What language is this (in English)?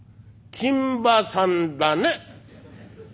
Japanese